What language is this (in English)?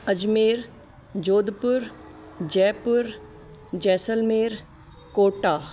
Sindhi